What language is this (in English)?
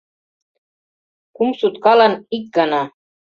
Mari